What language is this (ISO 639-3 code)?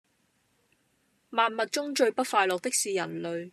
yue